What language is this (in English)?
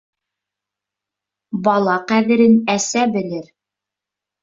Bashkir